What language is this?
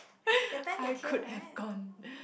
English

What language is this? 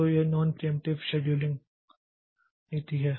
Hindi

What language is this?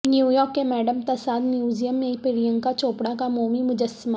Urdu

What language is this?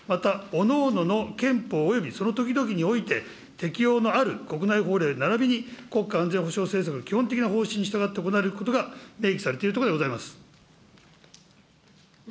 Japanese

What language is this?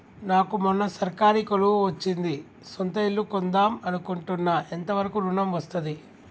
Telugu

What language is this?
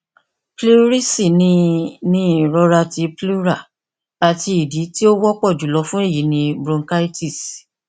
Yoruba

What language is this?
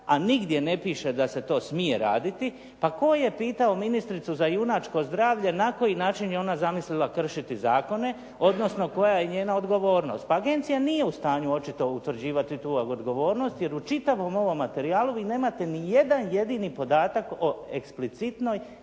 Croatian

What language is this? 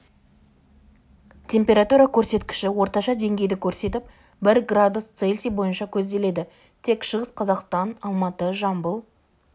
Kazakh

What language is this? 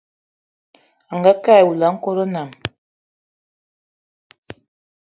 Eton (Cameroon)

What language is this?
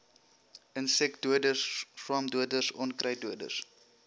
Afrikaans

